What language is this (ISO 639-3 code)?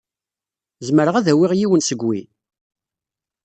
kab